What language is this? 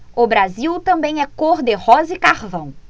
Portuguese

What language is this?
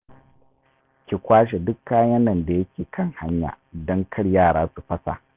Hausa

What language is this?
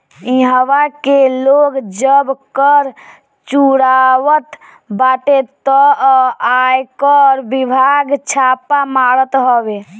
Bhojpuri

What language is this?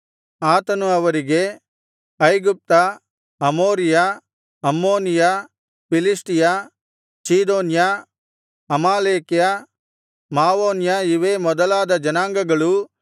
Kannada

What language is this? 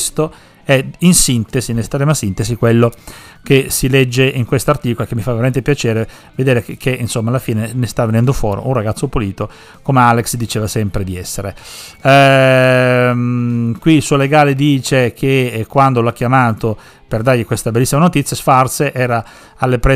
Italian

